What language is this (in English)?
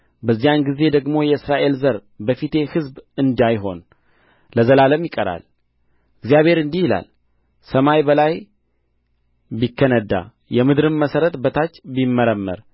Amharic